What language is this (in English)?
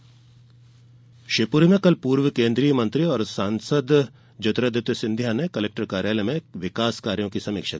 Hindi